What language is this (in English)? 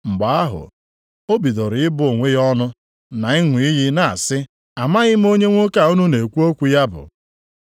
Igbo